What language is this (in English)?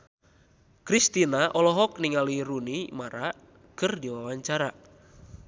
Sundanese